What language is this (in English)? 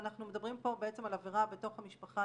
Hebrew